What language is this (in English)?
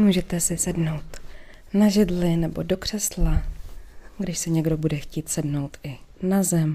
Czech